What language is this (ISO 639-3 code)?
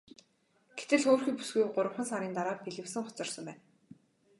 mon